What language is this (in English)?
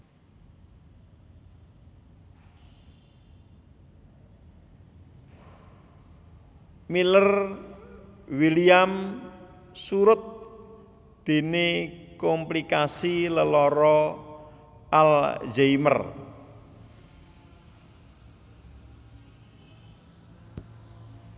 Javanese